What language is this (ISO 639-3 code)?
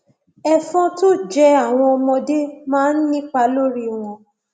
yor